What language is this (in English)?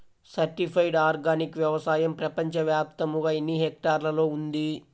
Telugu